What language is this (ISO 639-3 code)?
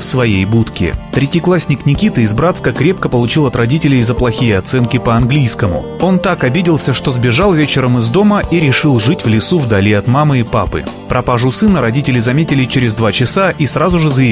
rus